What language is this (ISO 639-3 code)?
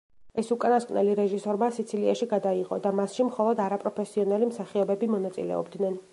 kat